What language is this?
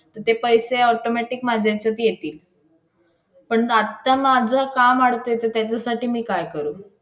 Marathi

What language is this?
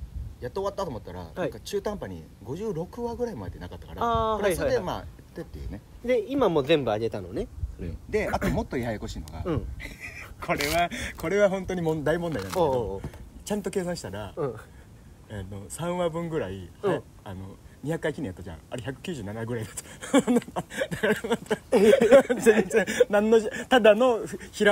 Japanese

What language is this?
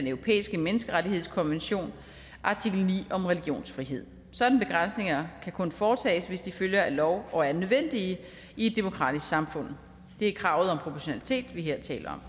Danish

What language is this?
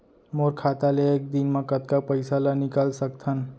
Chhattisgarhi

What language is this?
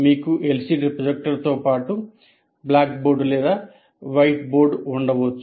Telugu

